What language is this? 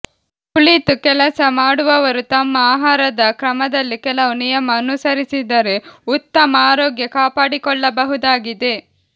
Kannada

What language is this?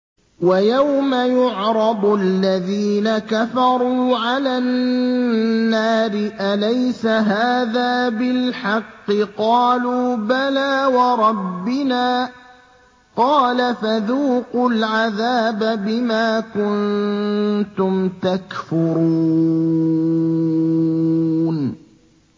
Arabic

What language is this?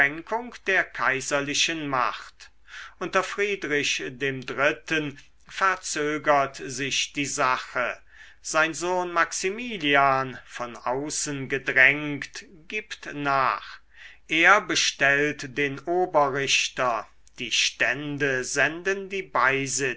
German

